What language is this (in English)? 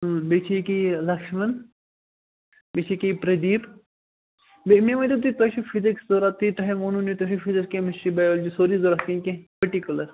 Kashmiri